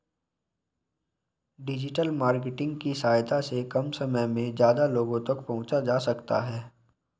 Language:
Hindi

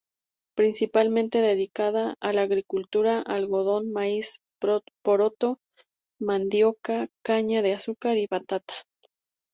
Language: Spanish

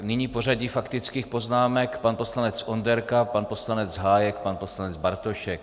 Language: Czech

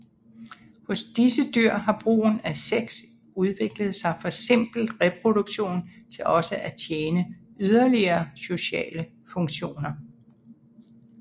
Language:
Danish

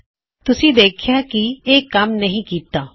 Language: Punjabi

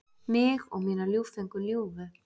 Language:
Icelandic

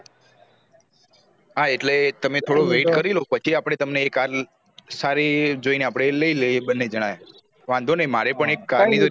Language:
Gujarati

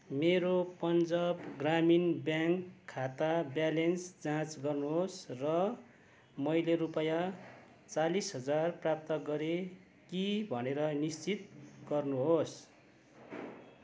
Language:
Nepali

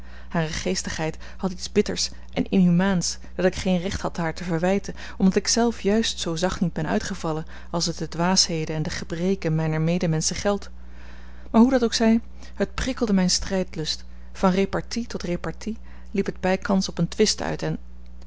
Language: Dutch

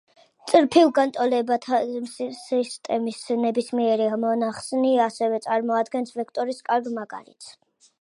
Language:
Georgian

